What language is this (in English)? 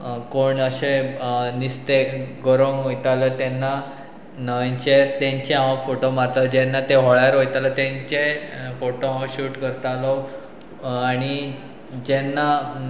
Konkani